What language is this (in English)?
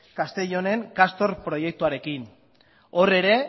Basque